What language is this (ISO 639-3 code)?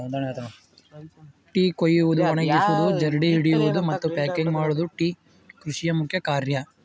kan